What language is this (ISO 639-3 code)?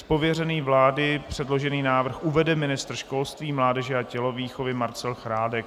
ces